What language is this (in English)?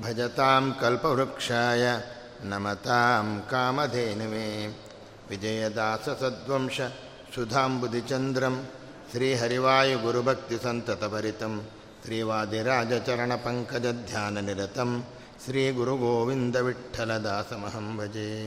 Kannada